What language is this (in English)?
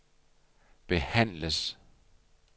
Danish